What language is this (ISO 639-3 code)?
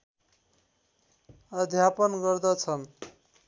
nep